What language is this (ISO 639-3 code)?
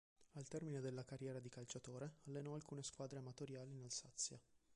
ita